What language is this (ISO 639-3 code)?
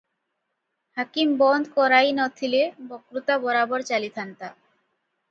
ori